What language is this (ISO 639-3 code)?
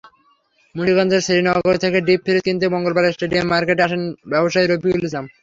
ben